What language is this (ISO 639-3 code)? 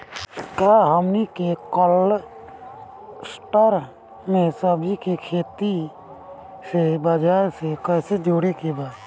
bho